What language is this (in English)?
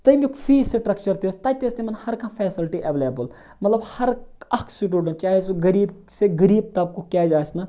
Kashmiri